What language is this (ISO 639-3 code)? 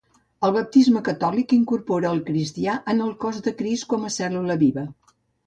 cat